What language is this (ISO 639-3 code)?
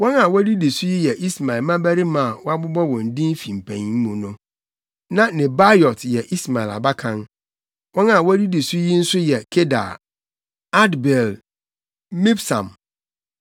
aka